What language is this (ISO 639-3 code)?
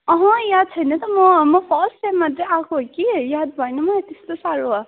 nep